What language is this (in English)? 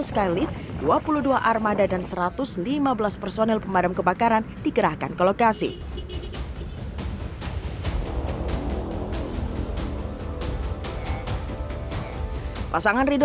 Indonesian